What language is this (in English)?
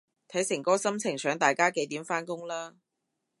Cantonese